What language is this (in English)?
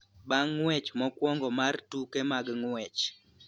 Luo (Kenya and Tanzania)